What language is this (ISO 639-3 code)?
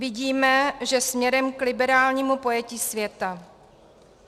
ces